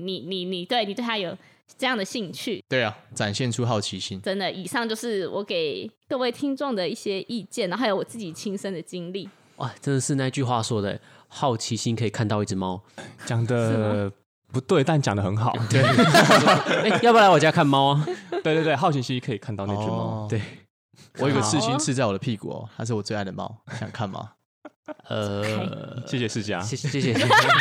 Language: Chinese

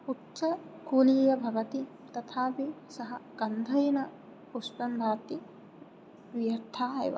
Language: Sanskrit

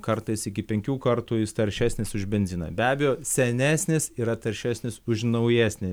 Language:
Lithuanian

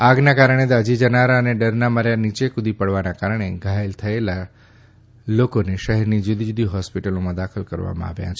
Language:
Gujarati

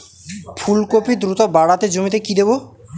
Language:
Bangla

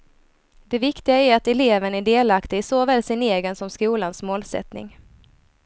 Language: Swedish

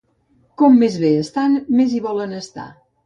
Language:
Catalan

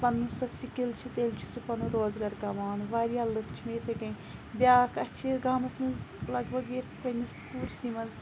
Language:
Kashmiri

